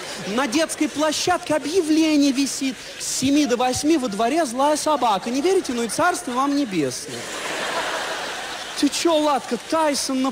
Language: Russian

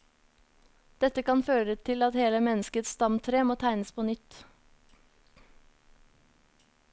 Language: Norwegian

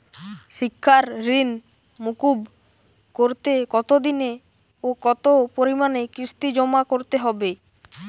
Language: Bangla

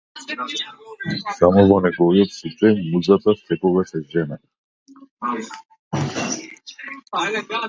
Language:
Macedonian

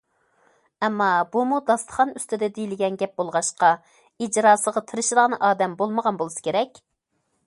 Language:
Uyghur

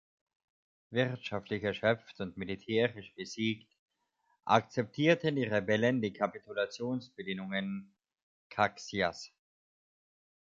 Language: German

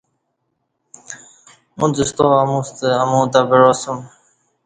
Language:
Kati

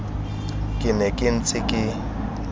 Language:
Tswana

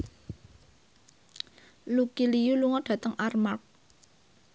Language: Javanese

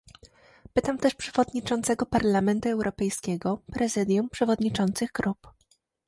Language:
Polish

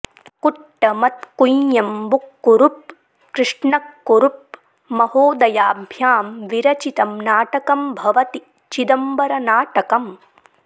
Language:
Sanskrit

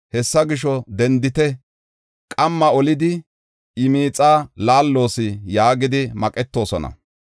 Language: Gofa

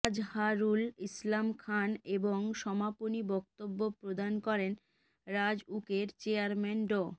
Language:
Bangla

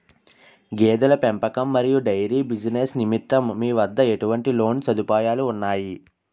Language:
Telugu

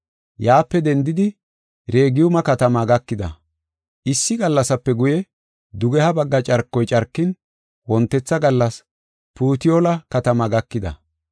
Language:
Gofa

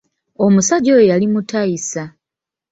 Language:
Ganda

